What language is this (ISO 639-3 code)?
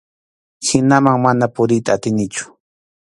qxu